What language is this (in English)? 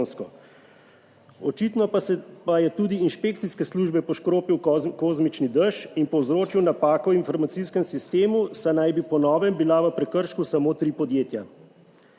Slovenian